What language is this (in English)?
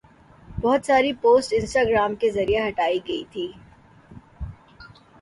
Urdu